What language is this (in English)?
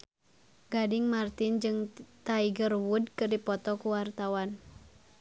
Sundanese